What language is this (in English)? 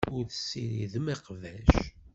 Kabyle